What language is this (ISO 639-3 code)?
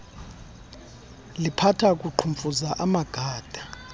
xho